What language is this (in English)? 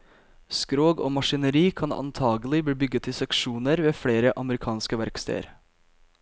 Norwegian